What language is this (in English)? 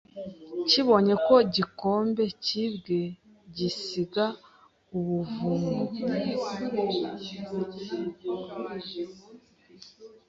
Kinyarwanda